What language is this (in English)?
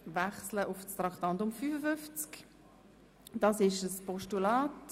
Swiss German